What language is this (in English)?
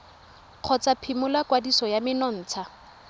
Tswana